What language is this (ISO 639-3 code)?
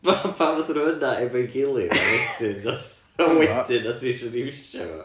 cym